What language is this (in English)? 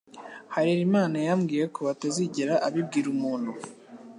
Kinyarwanda